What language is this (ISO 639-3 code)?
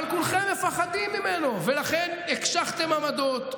heb